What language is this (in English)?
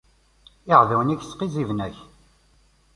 Kabyle